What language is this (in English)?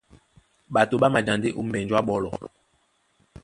Duala